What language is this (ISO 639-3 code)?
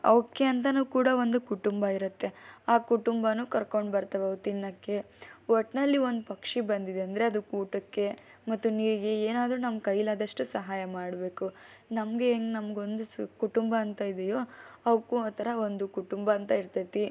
kan